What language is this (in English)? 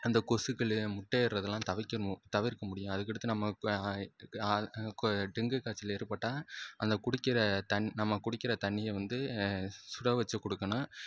Tamil